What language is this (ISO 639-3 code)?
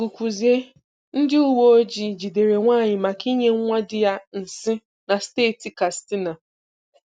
ibo